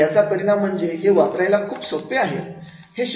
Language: Marathi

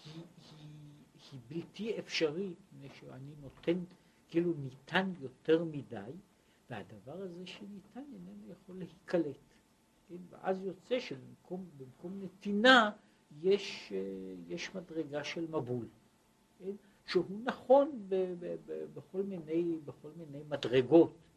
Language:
Hebrew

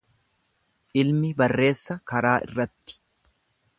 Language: Oromo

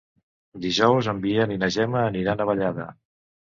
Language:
Catalan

